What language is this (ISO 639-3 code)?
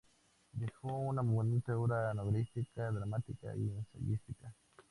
spa